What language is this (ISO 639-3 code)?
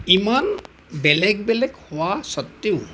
asm